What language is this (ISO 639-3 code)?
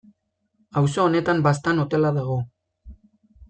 eus